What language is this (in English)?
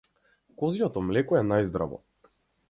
Macedonian